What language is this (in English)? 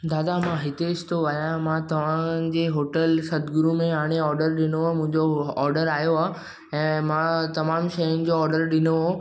Sindhi